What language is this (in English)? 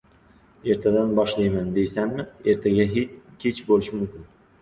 Uzbek